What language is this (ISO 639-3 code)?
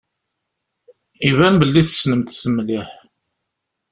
kab